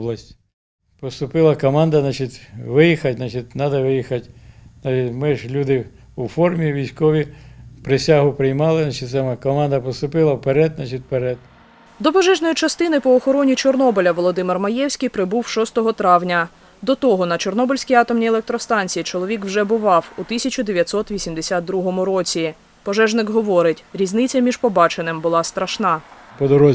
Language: Ukrainian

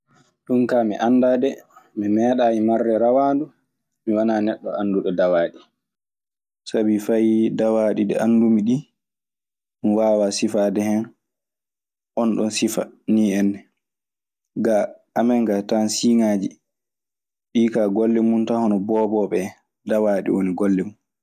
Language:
Maasina Fulfulde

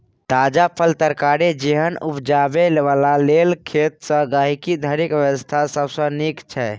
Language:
Maithili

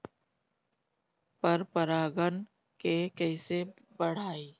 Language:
Bhojpuri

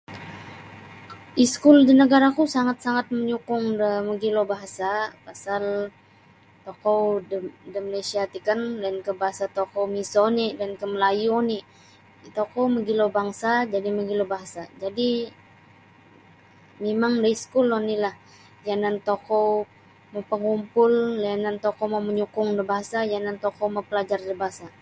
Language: Sabah Bisaya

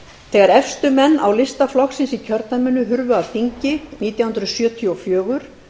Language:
Icelandic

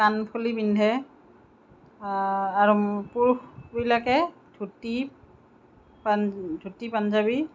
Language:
Assamese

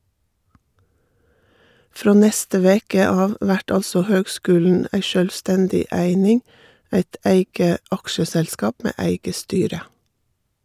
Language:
Norwegian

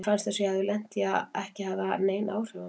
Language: Icelandic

